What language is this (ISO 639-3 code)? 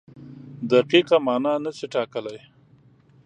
pus